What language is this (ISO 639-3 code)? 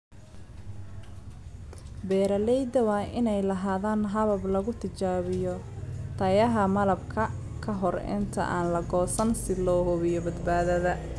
som